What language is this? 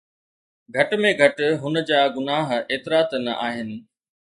Sindhi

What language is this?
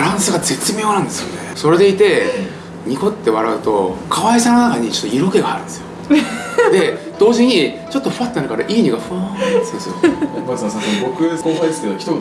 Japanese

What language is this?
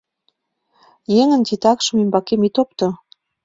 Mari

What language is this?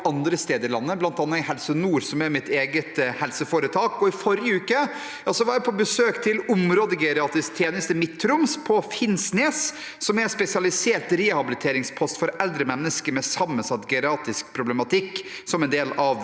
Norwegian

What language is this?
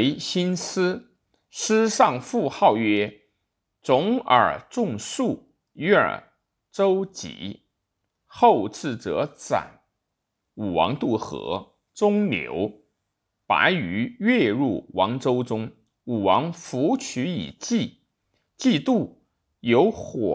Chinese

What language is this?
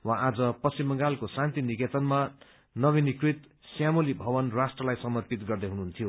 Nepali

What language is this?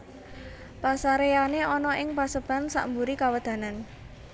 Javanese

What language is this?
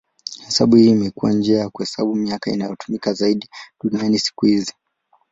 Swahili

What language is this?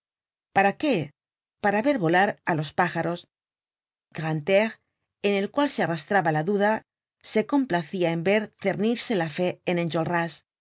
Spanish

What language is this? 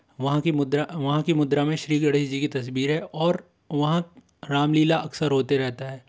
Hindi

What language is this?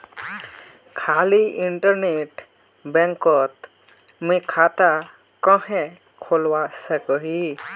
Magahi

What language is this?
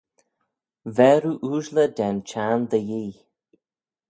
Manx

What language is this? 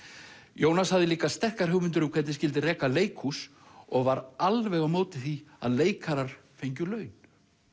Icelandic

